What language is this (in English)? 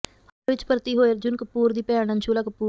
Punjabi